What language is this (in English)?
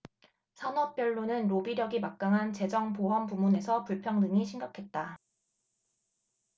Korean